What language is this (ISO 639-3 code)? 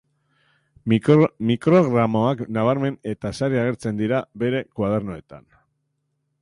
eus